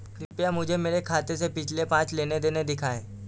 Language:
Hindi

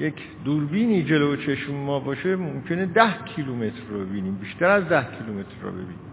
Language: Persian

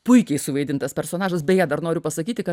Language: Lithuanian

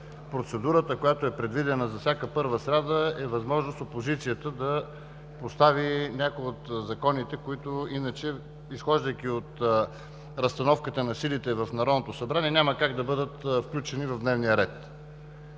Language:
Bulgarian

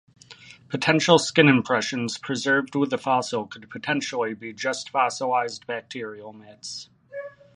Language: English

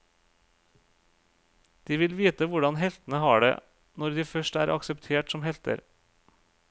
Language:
Norwegian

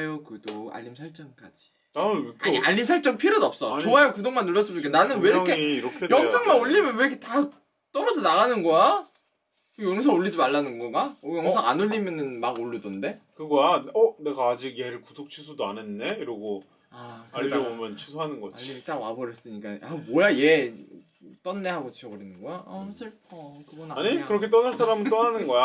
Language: Korean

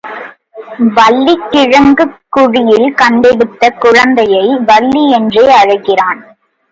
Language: Tamil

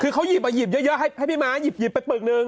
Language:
Thai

